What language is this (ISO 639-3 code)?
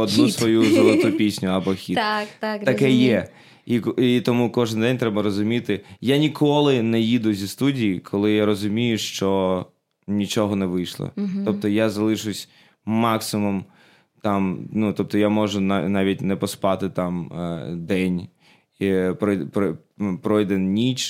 ukr